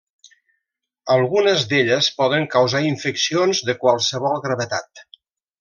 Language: Catalan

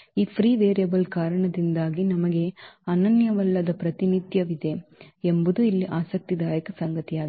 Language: Kannada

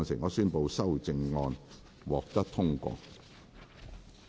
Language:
Cantonese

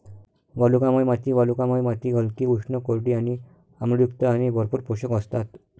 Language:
Marathi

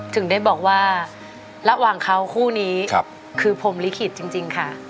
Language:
Thai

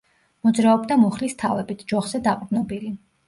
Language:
Georgian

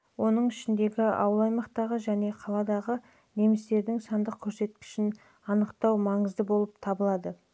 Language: Kazakh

